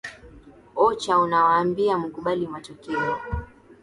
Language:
Swahili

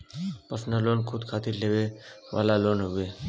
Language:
Bhojpuri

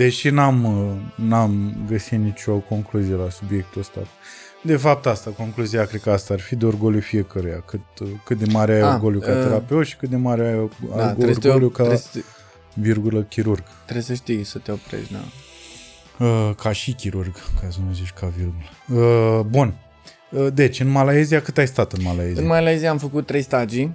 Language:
Romanian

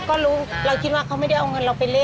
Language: Thai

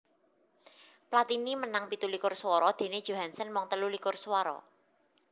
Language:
Javanese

